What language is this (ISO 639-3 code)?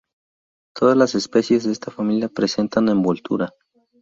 spa